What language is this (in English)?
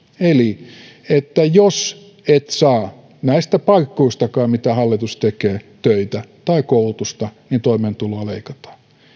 Finnish